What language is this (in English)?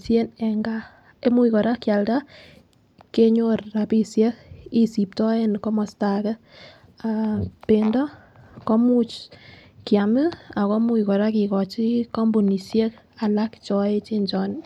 Kalenjin